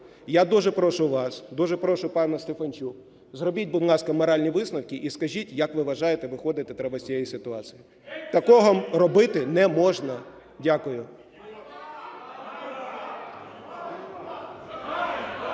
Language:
Ukrainian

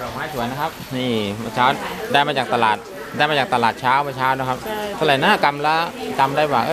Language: Thai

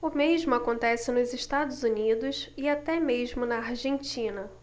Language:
Portuguese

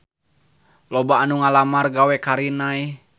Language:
Sundanese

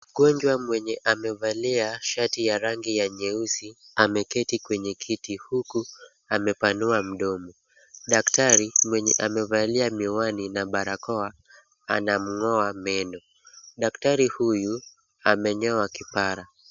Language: Swahili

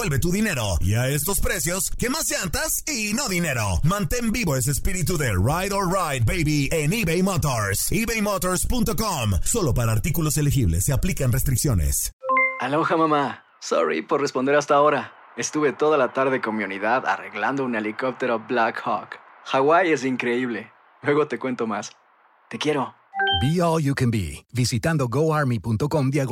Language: Spanish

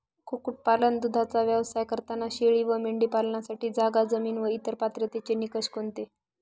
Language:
Marathi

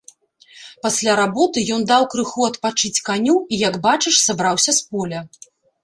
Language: Belarusian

